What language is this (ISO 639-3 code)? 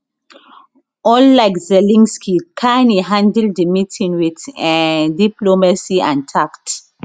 pcm